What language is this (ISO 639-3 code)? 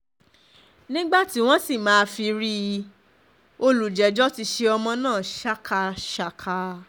yor